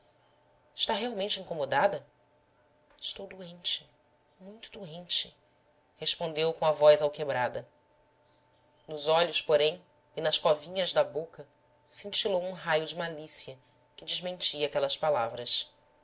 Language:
Portuguese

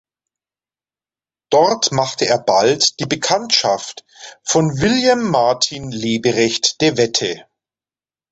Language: German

